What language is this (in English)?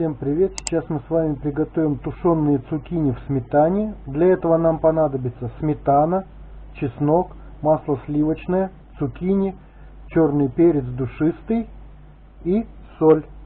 Russian